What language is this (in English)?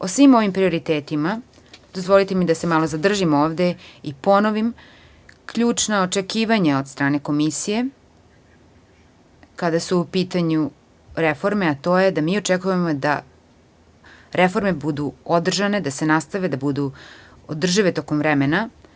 Serbian